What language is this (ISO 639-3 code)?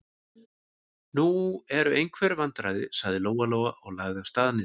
isl